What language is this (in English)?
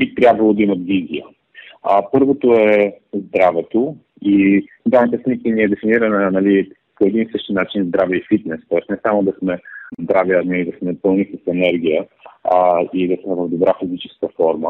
Bulgarian